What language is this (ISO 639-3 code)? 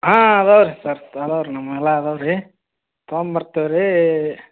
kan